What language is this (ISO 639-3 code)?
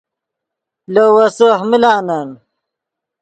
ydg